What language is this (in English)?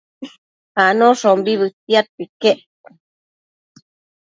Matsés